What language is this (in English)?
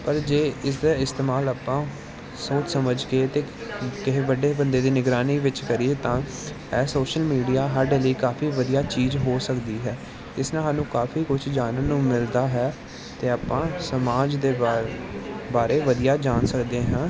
Punjabi